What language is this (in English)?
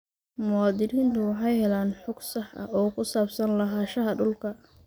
Somali